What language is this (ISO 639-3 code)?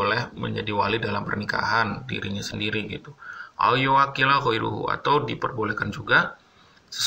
ind